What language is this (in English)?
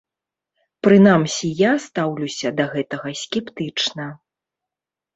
Belarusian